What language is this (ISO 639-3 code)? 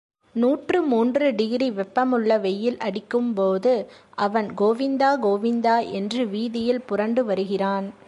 tam